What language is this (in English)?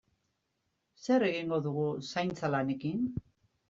Basque